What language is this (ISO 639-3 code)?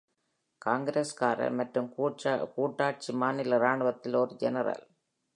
tam